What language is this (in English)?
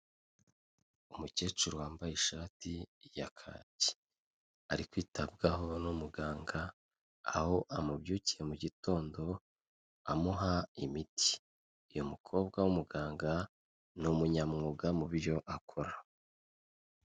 Kinyarwanda